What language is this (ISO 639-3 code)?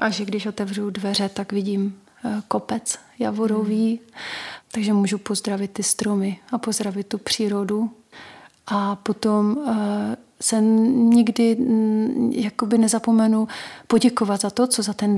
ces